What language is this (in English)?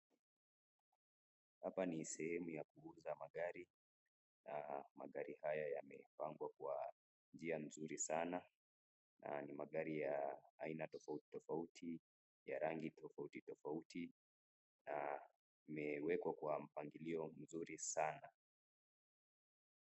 Swahili